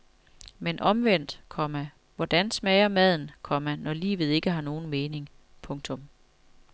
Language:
Danish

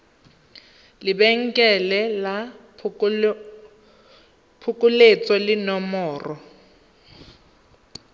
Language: Tswana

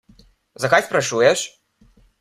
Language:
Slovenian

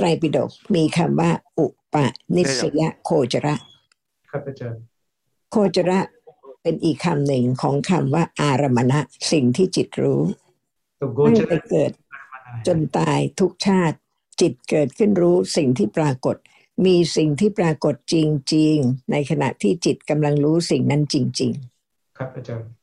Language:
Thai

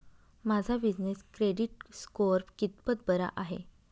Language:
Marathi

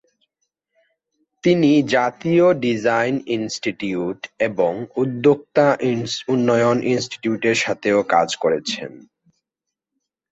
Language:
Bangla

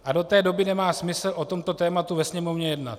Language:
Czech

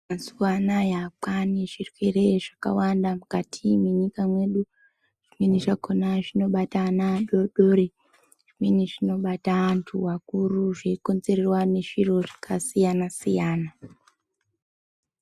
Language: Ndau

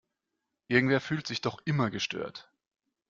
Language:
German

